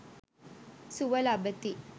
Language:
Sinhala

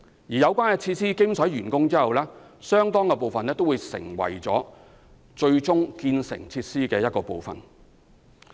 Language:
Cantonese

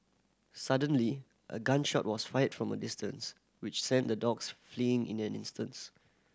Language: English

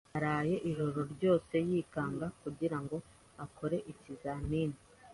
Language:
Kinyarwanda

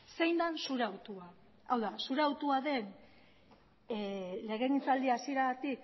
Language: Basque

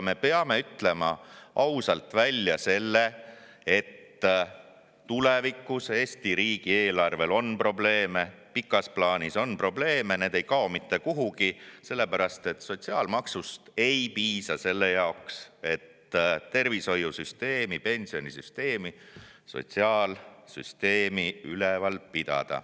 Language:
Estonian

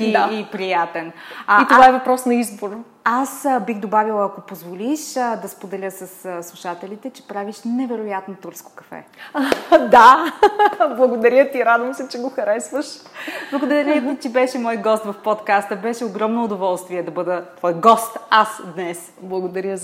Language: Bulgarian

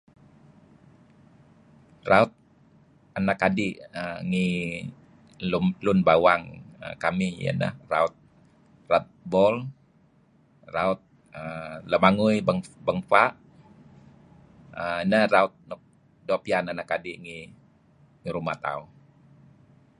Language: Kelabit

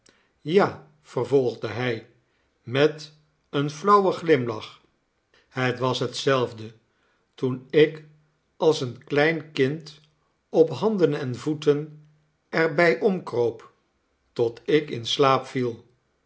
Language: Dutch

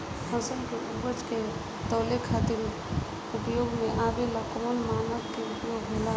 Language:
Bhojpuri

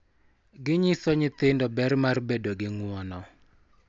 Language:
Luo (Kenya and Tanzania)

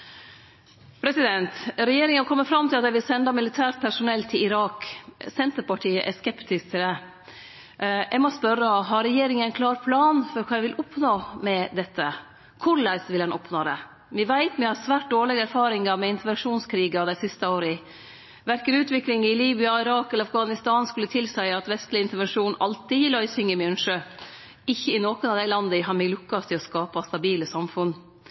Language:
Norwegian Nynorsk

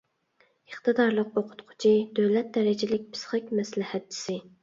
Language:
Uyghur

